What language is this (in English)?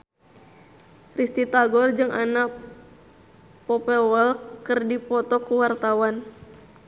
Sundanese